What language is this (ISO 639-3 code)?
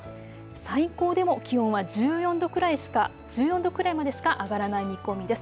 jpn